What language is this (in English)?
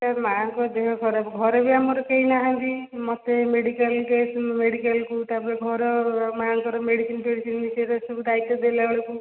Odia